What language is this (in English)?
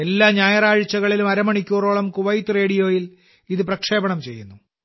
Malayalam